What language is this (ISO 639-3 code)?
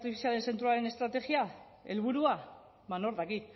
eus